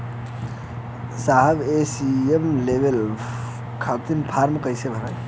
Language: Bhojpuri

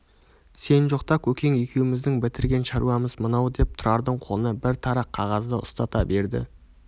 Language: Kazakh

